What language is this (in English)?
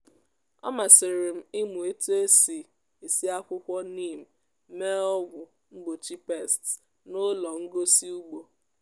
Igbo